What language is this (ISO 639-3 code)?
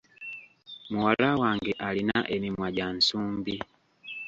lug